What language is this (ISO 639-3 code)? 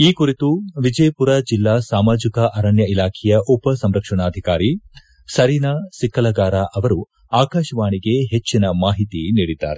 kan